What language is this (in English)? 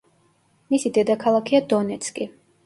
Georgian